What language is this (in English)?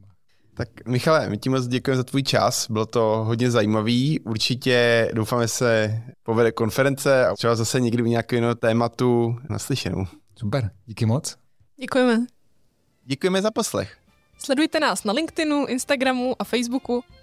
Czech